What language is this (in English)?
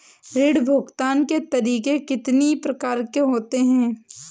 Hindi